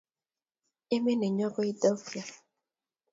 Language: Kalenjin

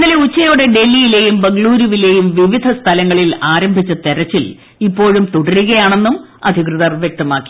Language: Malayalam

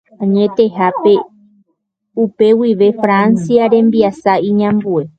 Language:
Guarani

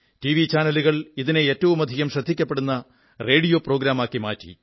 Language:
Malayalam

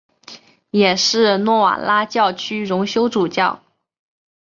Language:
Chinese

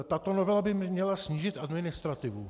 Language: Czech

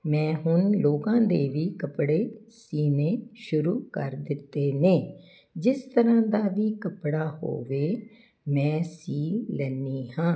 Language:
Punjabi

